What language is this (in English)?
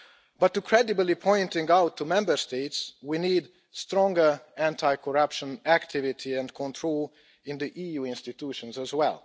English